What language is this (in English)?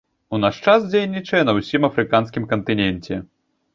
Belarusian